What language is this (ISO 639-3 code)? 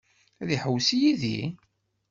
kab